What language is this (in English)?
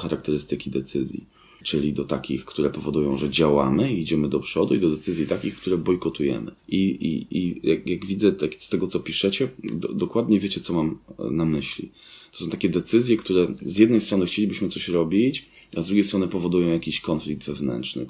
Polish